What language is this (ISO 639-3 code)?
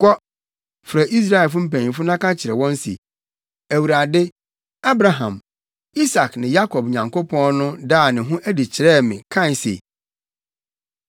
aka